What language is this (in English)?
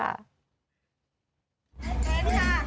Thai